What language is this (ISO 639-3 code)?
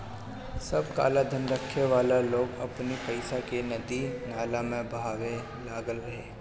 bho